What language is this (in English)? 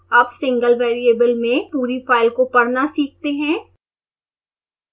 Hindi